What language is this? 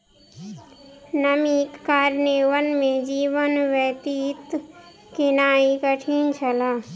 Maithili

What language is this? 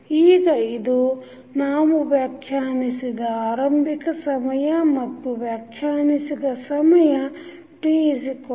Kannada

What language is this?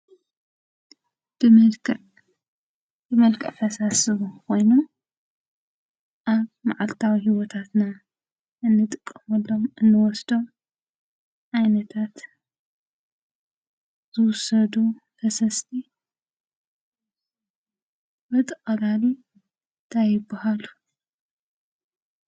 Tigrinya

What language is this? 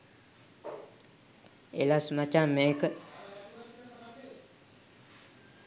Sinhala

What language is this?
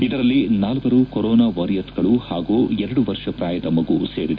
Kannada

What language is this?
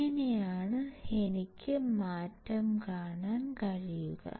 Malayalam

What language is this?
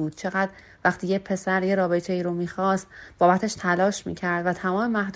Persian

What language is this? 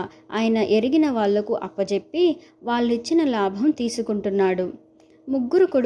Telugu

